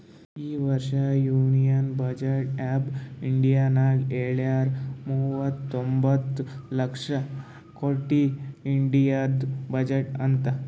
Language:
Kannada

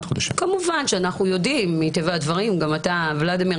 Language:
Hebrew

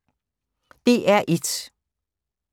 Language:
Danish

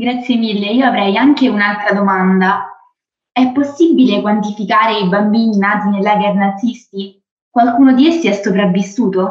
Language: Italian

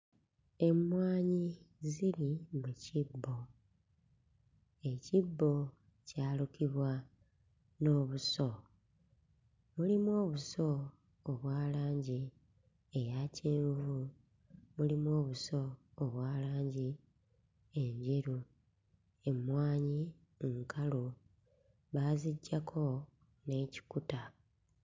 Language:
Ganda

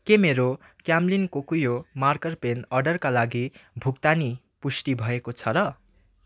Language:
Nepali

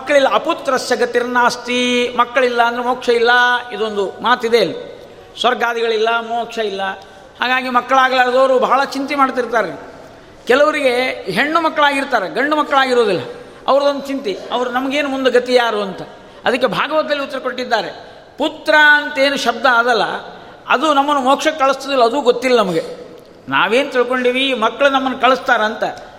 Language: Kannada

